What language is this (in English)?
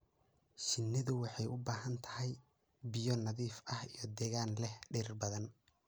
Somali